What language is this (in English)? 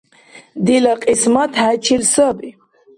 Dargwa